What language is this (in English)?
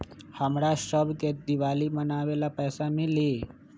Magahi